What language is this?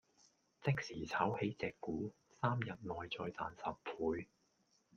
Cantonese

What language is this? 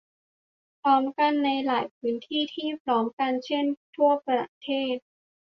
Thai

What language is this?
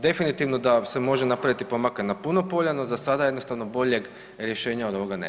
Croatian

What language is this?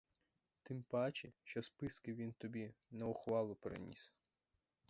Ukrainian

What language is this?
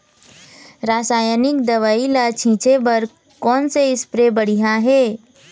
Chhattisgarhi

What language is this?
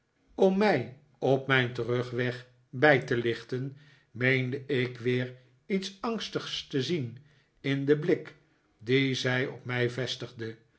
Dutch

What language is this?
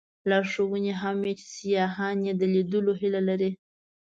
Pashto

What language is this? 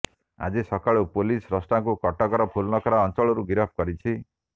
Odia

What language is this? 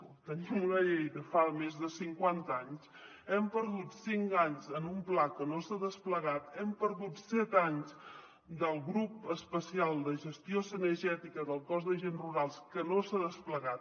Catalan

